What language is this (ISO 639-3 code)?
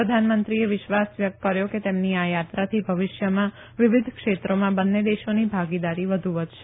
guj